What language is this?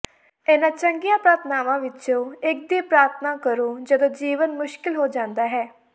Punjabi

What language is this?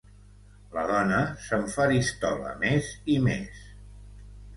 Catalan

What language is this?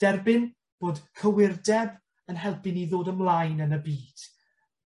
Welsh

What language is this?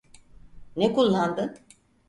Turkish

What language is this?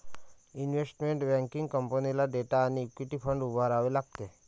Marathi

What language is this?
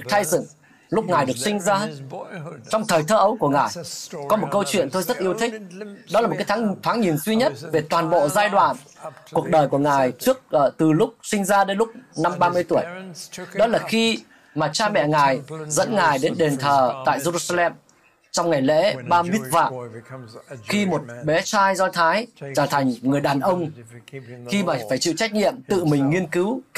Vietnamese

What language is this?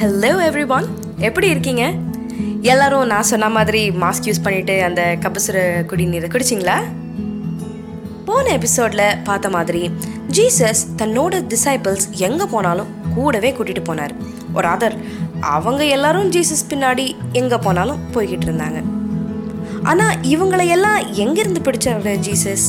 Tamil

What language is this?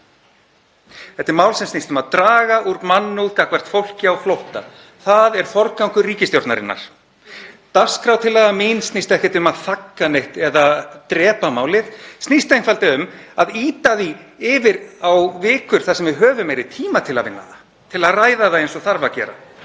Icelandic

